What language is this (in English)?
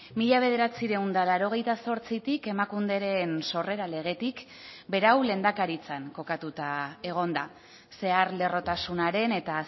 Basque